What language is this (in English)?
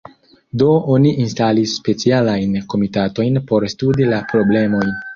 Esperanto